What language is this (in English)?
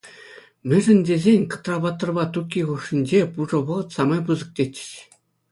Chuvash